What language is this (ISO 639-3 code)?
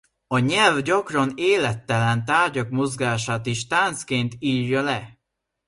hun